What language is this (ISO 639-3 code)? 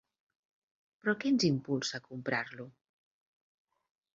cat